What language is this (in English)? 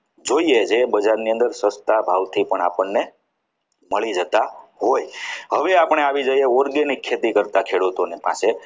Gujarati